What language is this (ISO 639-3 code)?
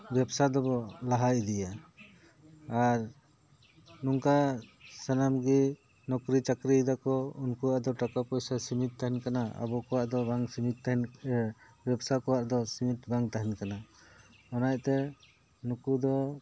sat